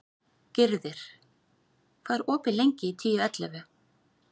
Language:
Icelandic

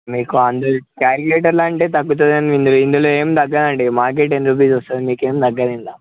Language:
Telugu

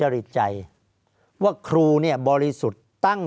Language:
Thai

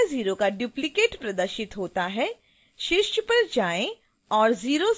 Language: Hindi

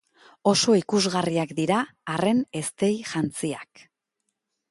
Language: Basque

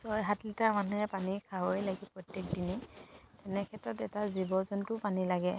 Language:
Assamese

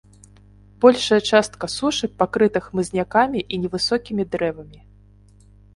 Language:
Belarusian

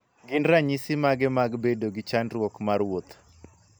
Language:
Luo (Kenya and Tanzania)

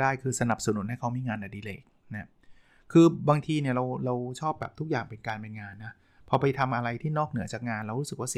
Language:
Thai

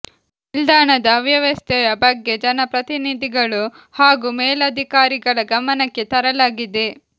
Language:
Kannada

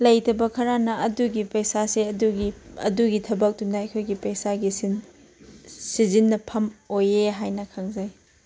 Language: Manipuri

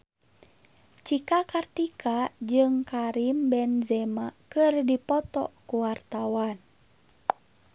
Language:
Sundanese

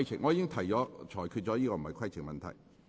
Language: Cantonese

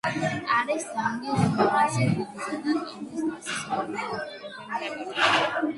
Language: Georgian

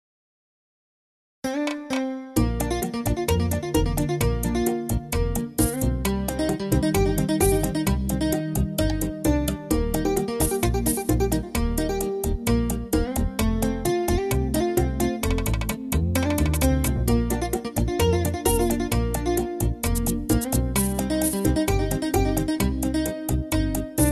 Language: Norwegian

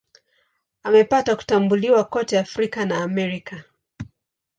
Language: Swahili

